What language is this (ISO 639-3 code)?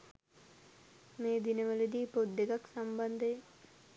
sin